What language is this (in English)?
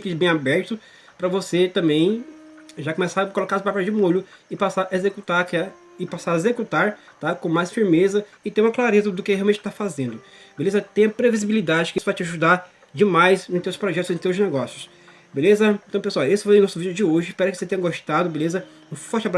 Portuguese